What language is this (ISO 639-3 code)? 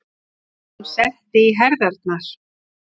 isl